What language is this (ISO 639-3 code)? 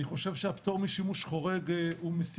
heb